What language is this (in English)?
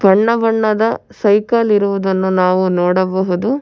Kannada